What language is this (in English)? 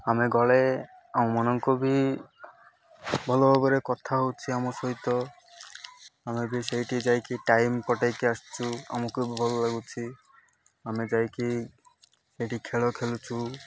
Odia